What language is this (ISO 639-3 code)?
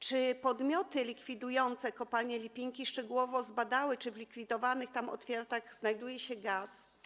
pol